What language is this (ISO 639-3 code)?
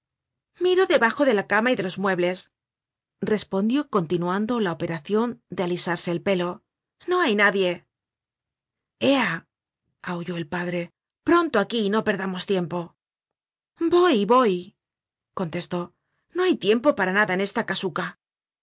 spa